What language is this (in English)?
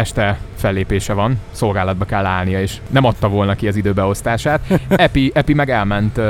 Hungarian